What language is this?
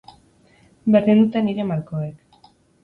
Basque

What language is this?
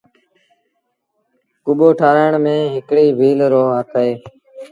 Sindhi Bhil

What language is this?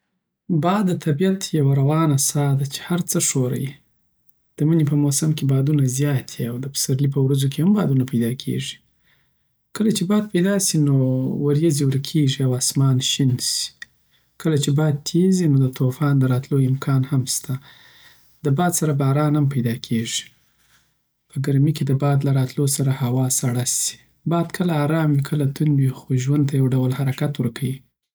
Southern Pashto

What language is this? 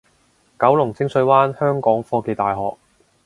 Cantonese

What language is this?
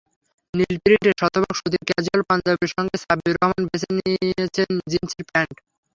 Bangla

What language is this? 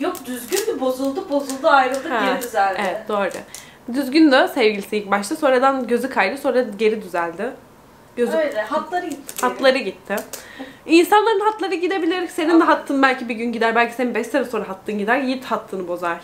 Turkish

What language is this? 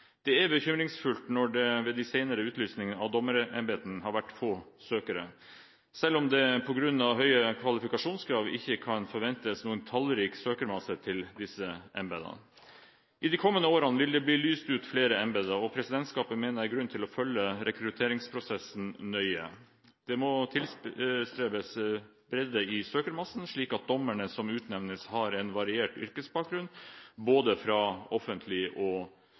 Norwegian Bokmål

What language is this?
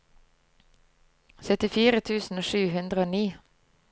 Norwegian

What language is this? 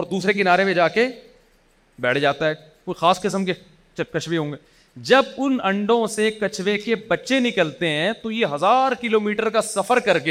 Urdu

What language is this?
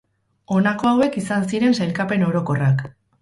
Basque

